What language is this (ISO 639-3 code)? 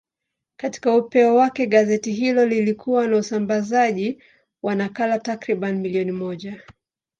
swa